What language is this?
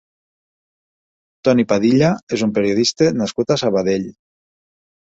Catalan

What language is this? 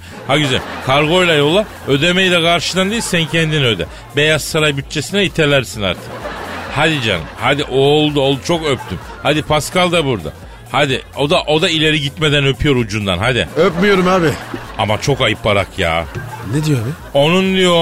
Turkish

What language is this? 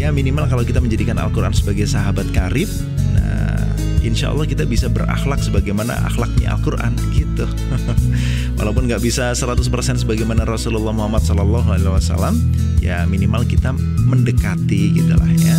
Indonesian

